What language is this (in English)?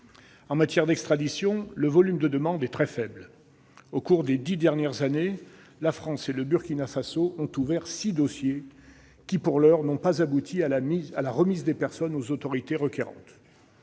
French